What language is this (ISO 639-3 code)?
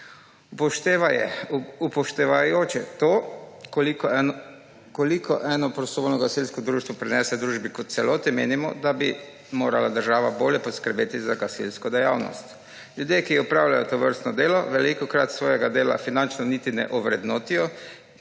slv